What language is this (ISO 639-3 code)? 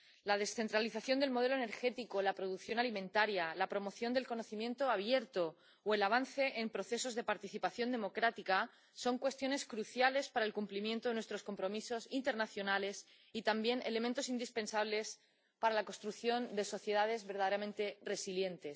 spa